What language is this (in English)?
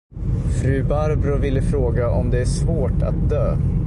Swedish